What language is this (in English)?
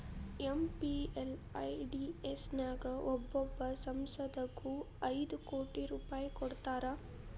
Kannada